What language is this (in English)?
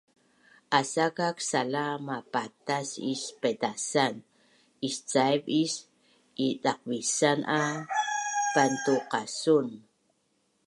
Bunun